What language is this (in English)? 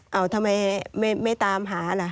Thai